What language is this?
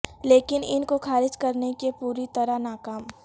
Urdu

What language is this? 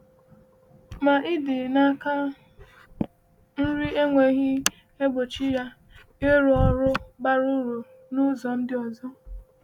Igbo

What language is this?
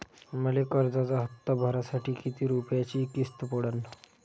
Marathi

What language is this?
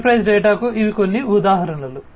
Telugu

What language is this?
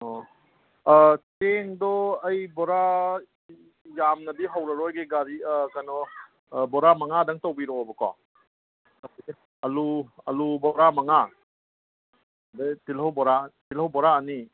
Manipuri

